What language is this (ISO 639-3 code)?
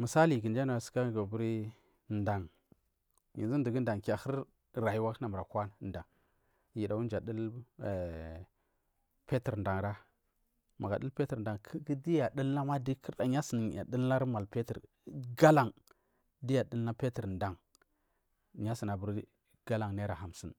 mfm